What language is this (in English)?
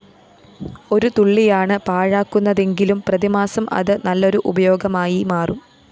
Malayalam